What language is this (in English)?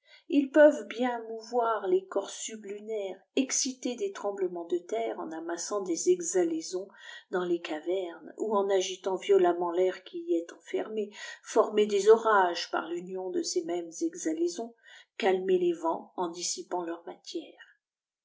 French